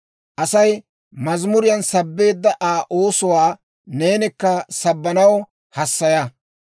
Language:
Dawro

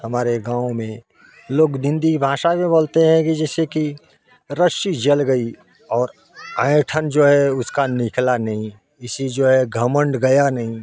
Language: Hindi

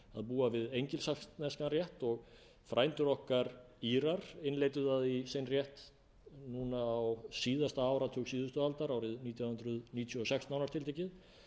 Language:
Icelandic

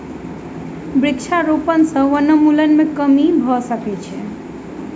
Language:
Maithili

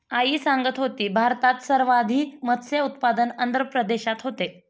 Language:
Marathi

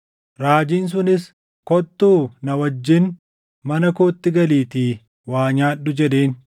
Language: Oromo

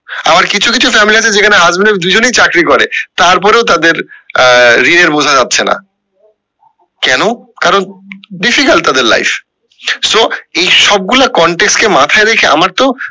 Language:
Bangla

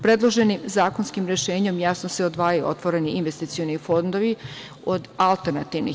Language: Serbian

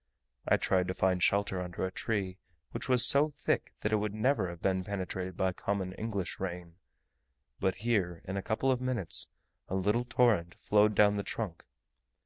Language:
English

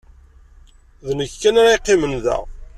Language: Kabyle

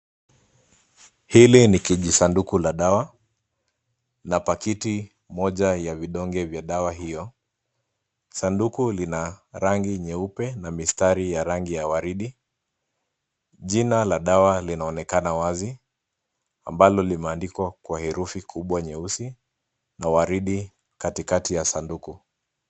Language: Swahili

